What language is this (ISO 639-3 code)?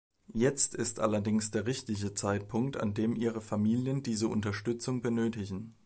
deu